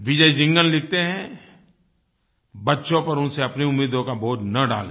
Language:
Hindi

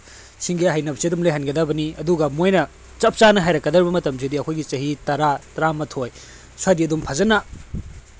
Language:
Manipuri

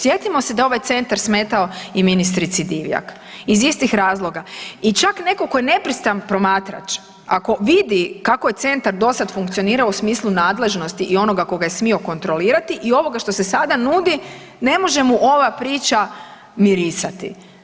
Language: Croatian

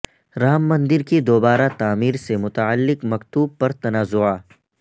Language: Urdu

